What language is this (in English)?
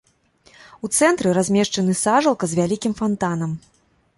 Belarusian